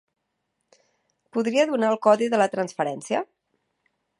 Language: Catalan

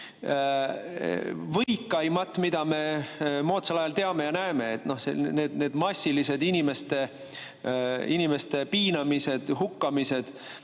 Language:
Estonian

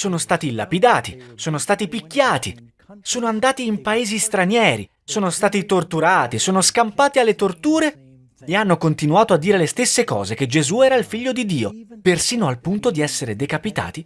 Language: Italian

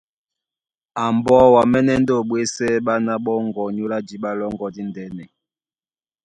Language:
Duala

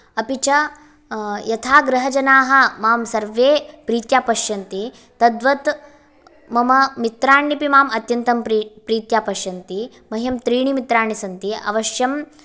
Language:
Sanskrit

